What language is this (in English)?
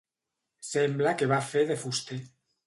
Catalan